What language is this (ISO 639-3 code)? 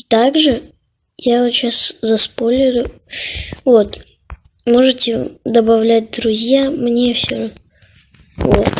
rus